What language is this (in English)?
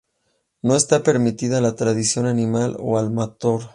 Spanish